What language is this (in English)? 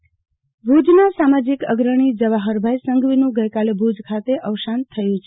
Gujarati